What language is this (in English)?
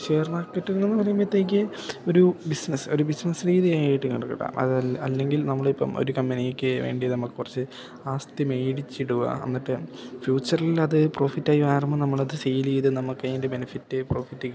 Malayalam